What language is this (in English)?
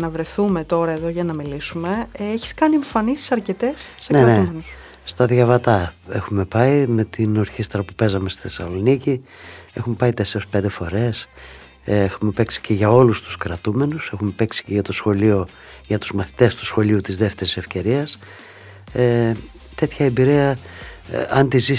Greek